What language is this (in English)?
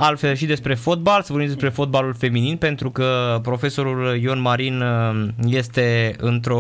Romanian